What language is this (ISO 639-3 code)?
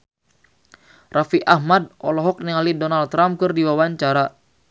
sun